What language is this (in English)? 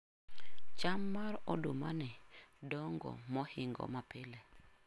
Luo (Kenya and Tanzania)